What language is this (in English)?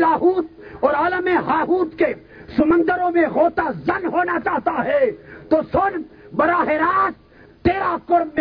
Urdu